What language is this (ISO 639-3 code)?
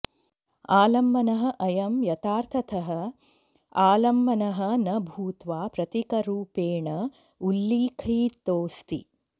san